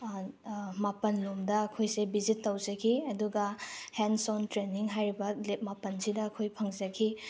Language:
Manipuri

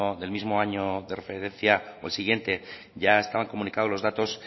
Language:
Spanish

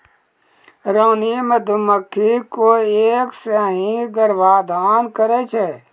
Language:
Maithili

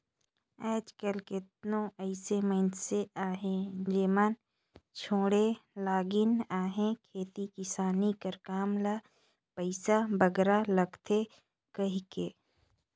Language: Chhattisgarhi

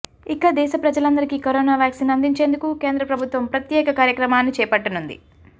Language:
Telugu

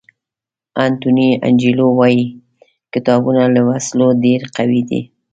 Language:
Pashto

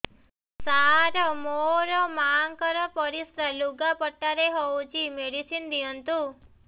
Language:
Odia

